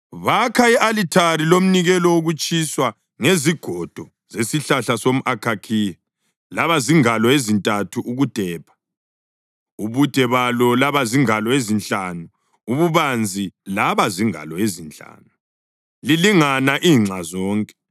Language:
North Ndebele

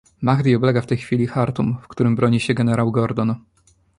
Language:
Polish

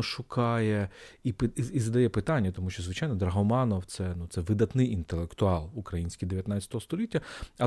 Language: Ukrainian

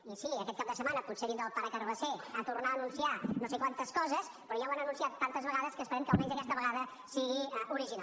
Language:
Catalan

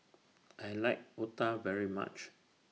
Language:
English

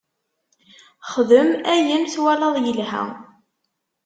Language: Kabyle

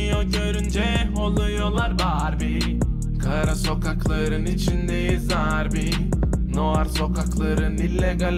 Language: Turkish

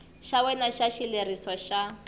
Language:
Tsonga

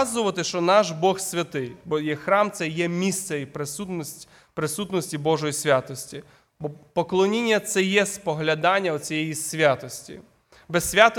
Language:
Ukrainian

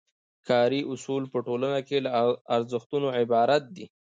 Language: Pashto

